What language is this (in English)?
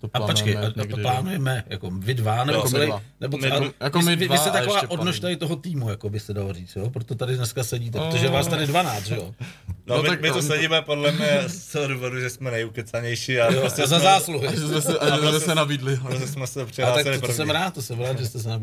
Czech